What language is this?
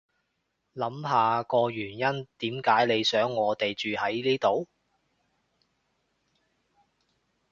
Cantonese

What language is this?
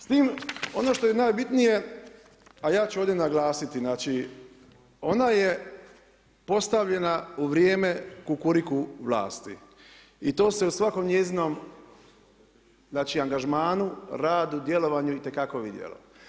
Croatian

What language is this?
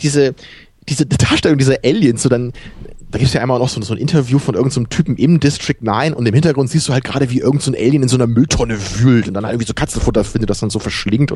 German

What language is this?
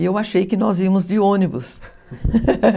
Portuguese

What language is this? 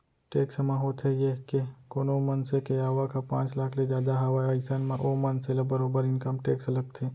Chhattisgarhi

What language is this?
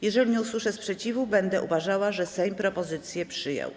Polish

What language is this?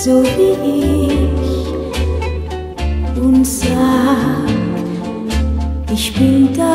Indonesian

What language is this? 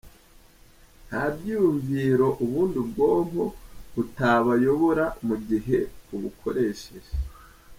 Kinyarwanda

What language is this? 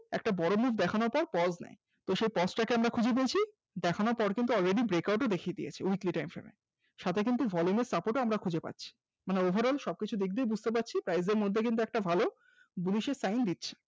Bangla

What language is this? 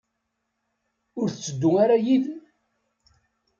Kabyle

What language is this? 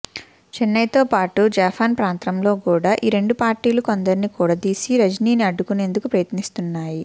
Telugu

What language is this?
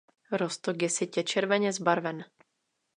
Czech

